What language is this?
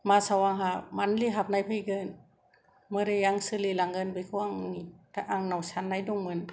Bodo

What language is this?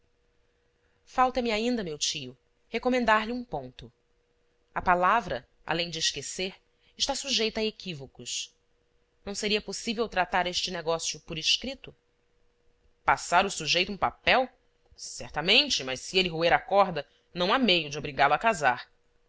Portuguese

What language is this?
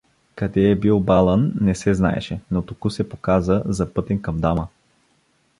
Bulgarian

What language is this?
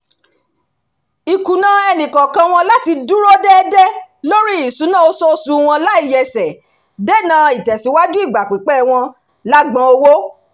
Yoruba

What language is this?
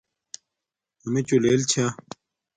Domaaki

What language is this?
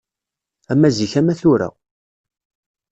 Kabyle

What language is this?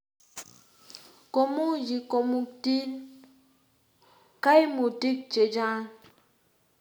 Kalenjin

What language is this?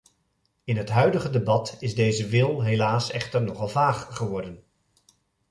Dutch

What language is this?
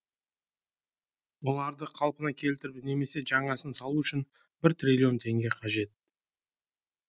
Kazakh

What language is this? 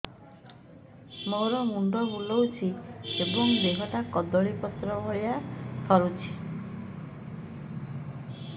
Odia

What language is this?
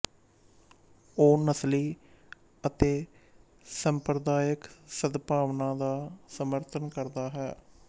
Punjabi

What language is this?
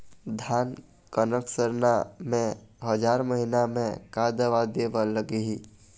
Chhattisgarhi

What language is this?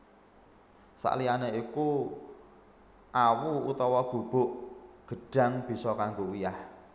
Javanese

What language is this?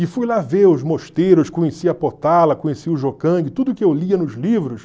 Portuguese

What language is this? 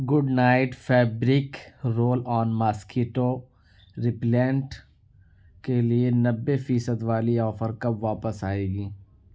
Urdu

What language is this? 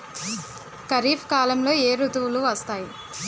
Telugu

